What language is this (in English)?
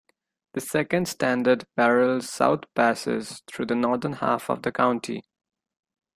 English